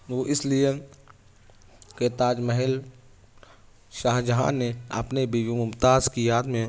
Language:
Urdu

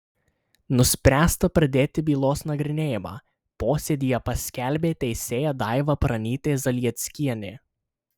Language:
Lithuanian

